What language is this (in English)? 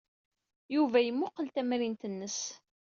Kabyle